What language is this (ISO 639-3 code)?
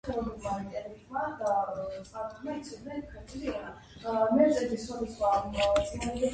kat